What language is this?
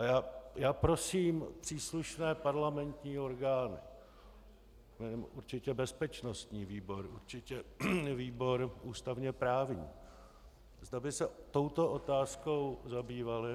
Czech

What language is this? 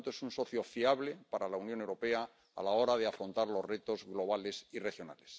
Spanish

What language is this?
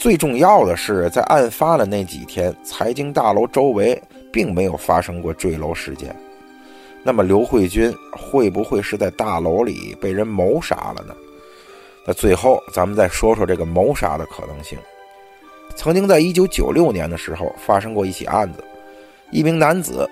Chinese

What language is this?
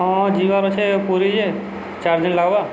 Odia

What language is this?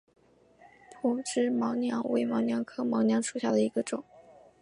Chinese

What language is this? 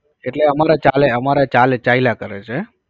Gujarati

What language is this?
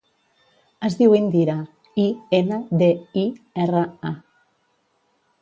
Catalan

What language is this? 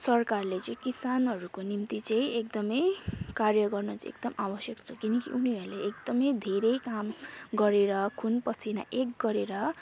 Nepali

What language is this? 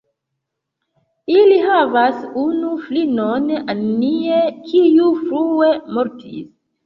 Esperanto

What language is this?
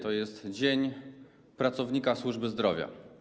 Polish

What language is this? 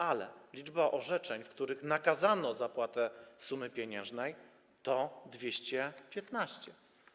Polish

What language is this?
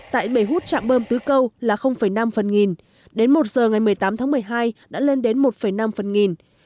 Vietnamese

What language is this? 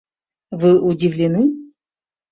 Mari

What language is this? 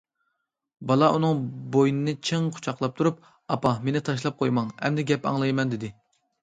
Uyghur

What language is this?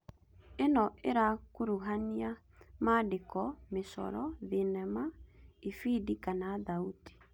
Kikuyu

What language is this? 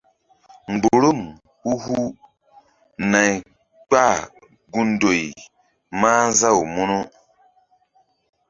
Mbum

